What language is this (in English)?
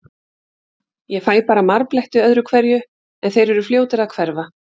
Icelandic